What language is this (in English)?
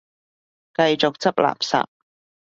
Cantonese